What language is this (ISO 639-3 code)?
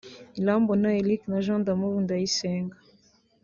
kin